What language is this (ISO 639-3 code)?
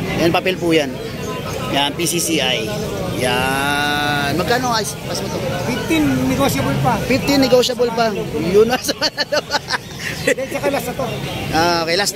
fil